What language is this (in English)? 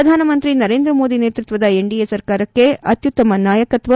Kannada